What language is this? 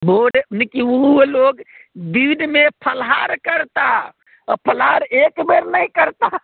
Maithili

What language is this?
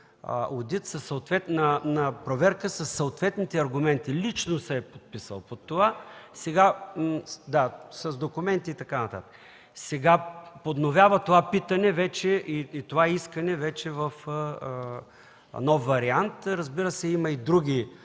Bulgarian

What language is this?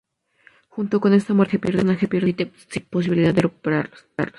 Spanish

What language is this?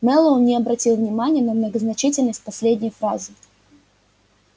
Russian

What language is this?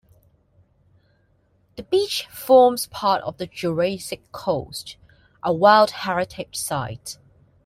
English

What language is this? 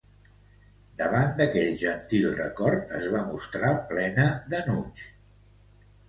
Catalan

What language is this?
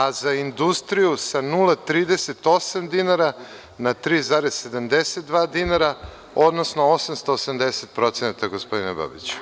Serbian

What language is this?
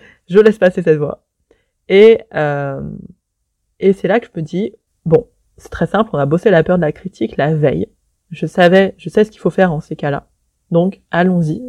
French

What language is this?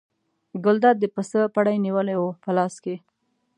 Pashto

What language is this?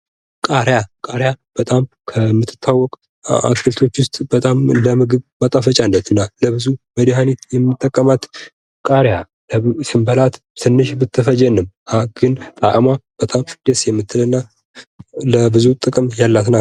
Amharic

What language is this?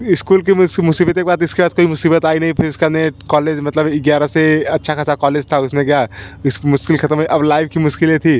Hindi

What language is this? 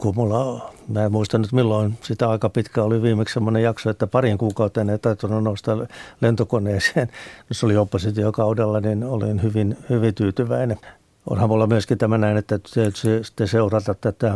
Finnish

